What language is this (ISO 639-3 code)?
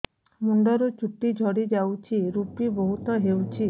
ori